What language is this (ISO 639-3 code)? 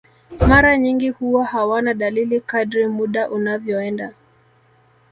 swa